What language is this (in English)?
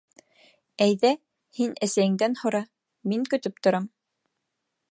Bashkir